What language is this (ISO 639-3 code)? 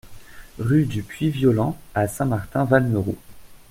fra